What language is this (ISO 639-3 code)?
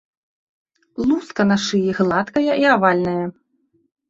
bel